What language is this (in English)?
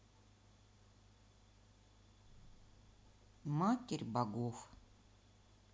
Russian